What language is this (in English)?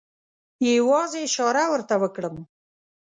Pashto